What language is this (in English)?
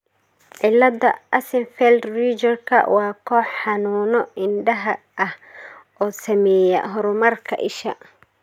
Somali